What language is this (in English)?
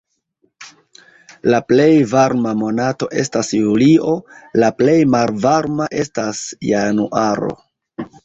Esperanto